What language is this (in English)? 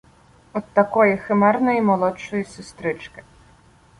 Ukrainian